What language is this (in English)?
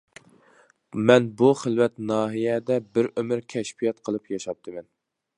Uyghur